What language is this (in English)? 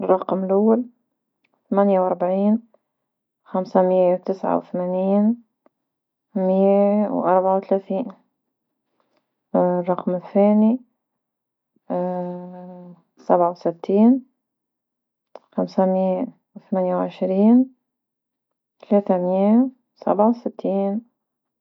Tunisian Arabic